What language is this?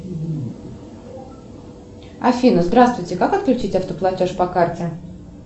Russian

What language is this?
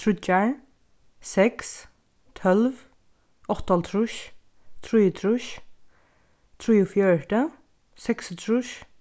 Faroese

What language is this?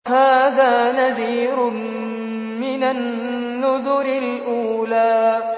Arabic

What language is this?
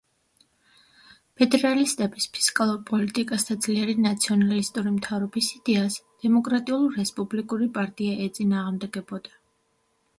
Georgian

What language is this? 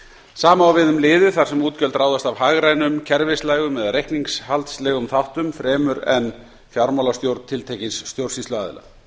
Icelandic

